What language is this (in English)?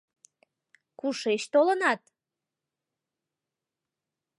Mari